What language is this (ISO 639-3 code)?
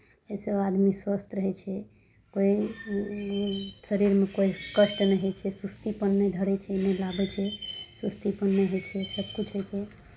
mai